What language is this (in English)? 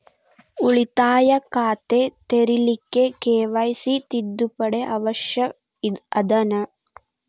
Kannada